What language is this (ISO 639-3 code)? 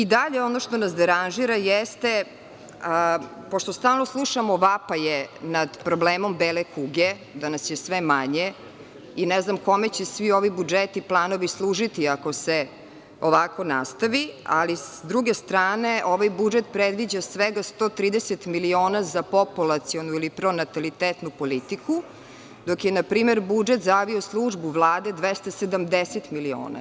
srp